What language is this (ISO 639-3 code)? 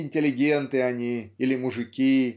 rus